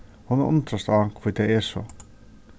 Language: Faroese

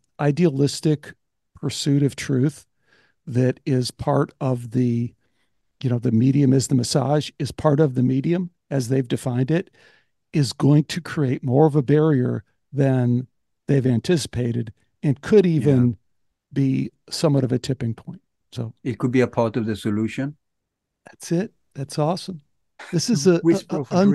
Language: English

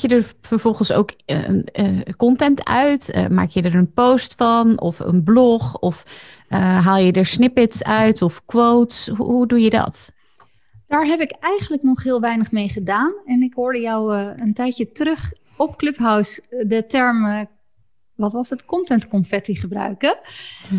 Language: Dutch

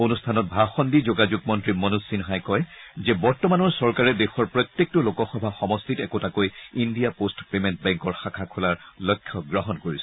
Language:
Assamese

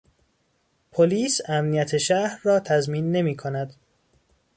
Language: Persian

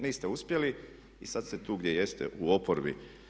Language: Croatian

